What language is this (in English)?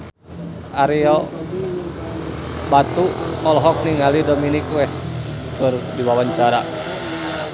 Sundanese